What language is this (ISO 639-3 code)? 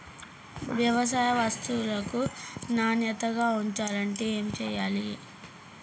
tel